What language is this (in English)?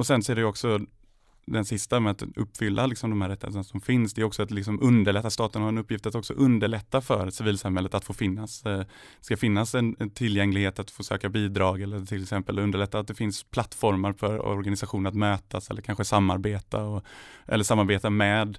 Swedish